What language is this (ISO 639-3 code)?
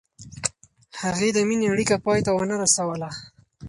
pus